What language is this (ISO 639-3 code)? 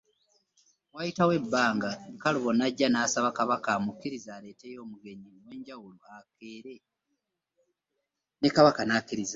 lug